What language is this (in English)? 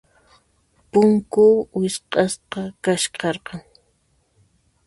Puno Quechua